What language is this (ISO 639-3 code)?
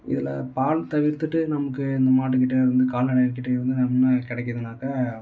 tam